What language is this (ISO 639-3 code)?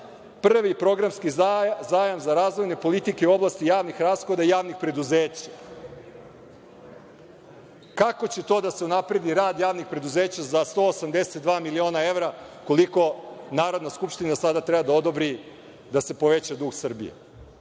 srp